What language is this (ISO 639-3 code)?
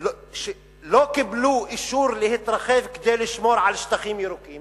heb